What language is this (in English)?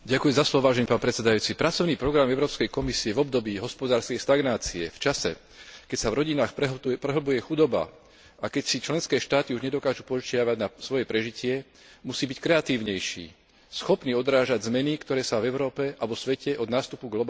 Slovak